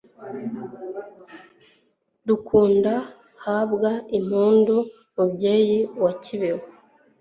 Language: Kinyarwanda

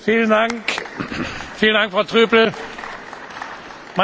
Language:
German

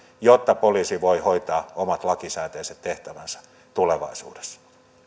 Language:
Finnish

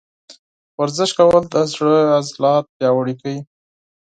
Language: Pashto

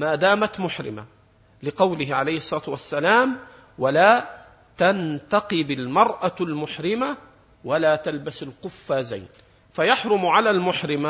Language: Arabic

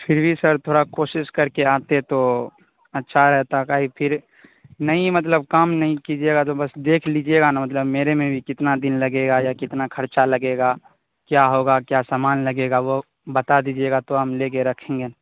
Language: Urdu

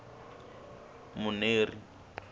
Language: Tsonga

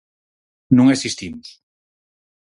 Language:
Galician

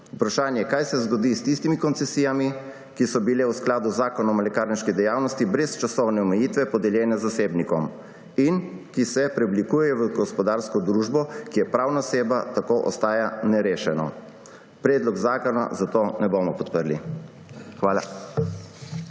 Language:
Slovenian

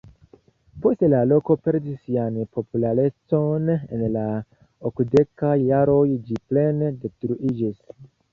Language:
Esperanto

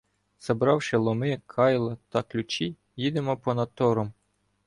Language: Ukrainian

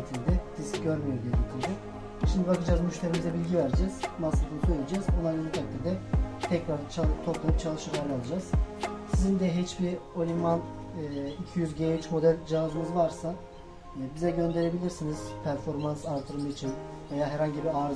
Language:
Turkish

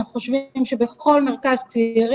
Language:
Hebrew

